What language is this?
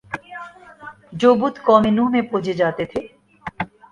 Urdu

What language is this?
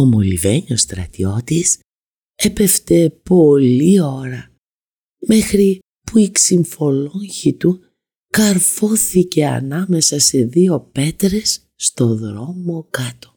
Greek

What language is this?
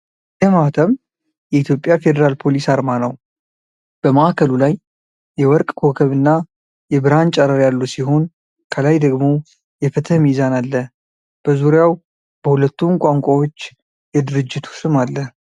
Amharic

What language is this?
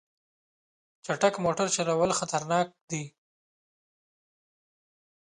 Pashto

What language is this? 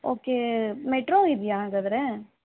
Kannada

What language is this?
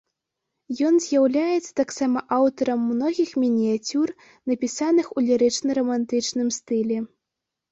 Belarusian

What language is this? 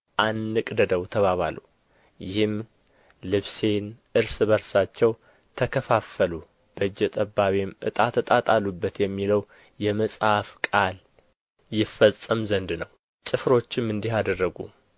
Amharic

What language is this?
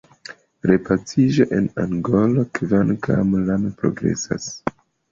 Esperanto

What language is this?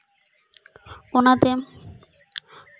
Santali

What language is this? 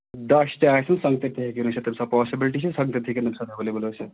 Kashmiri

